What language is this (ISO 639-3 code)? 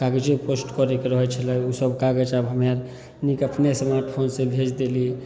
mai